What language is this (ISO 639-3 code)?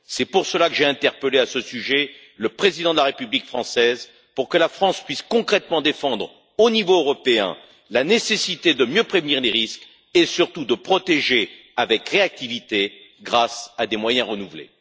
fra